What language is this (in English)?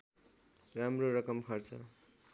Nepali